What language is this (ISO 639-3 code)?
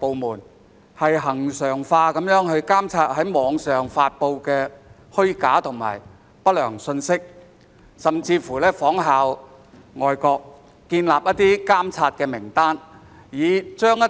yue